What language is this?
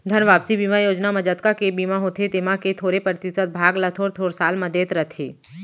Chhattisgarhi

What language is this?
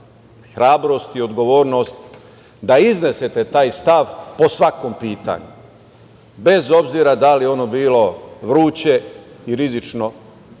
Serbian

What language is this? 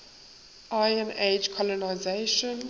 English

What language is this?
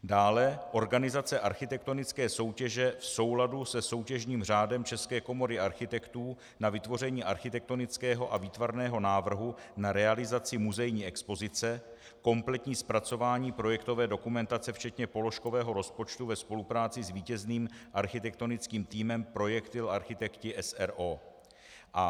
Czech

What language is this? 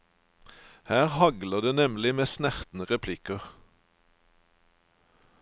Norwegian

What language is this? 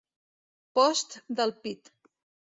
Catalan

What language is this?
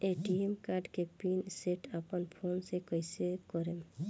Bhojpuri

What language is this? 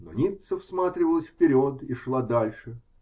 Russian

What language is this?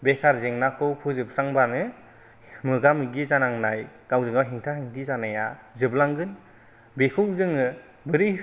Bodo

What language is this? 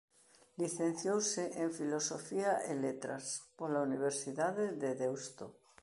Galician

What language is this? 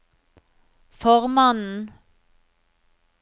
Norwegian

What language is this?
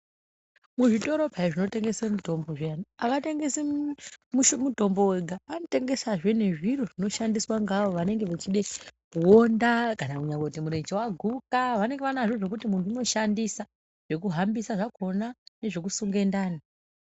Ndau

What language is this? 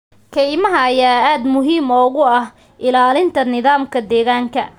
Somali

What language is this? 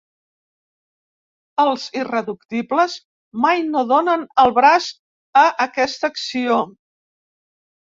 Catalan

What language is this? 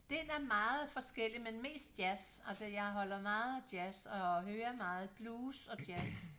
Danish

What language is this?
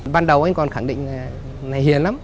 Vietnamese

